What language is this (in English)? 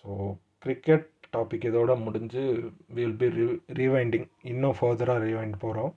Tamil